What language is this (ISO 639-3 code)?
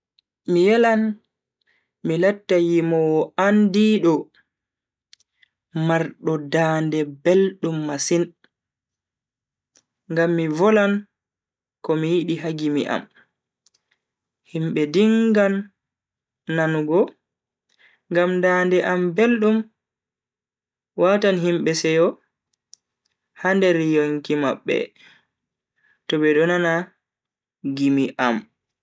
fui